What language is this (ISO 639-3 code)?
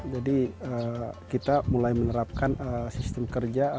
ind